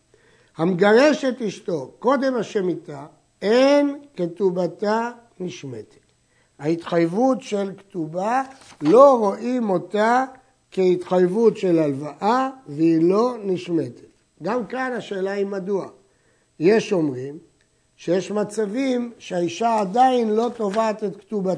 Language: Hebrew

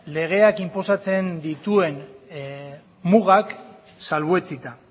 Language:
Basque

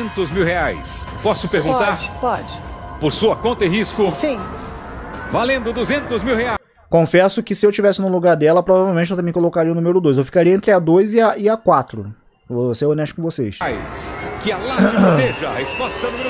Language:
Portuguese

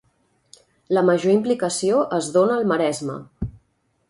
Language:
Catalan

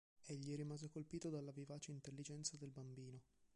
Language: Italian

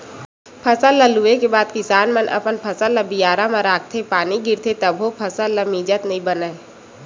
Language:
Chhattisgarhi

